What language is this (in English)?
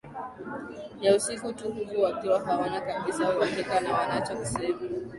Swahili